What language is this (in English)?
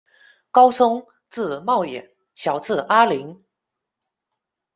Chinese